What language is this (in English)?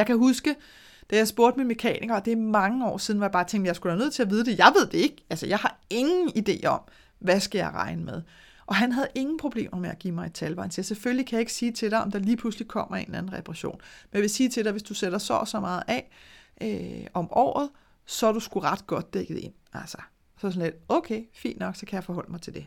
Danish